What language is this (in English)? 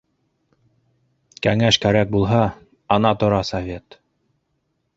Bashkir